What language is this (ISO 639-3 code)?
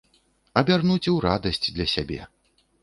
bel